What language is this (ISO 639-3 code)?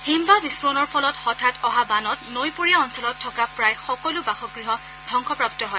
asm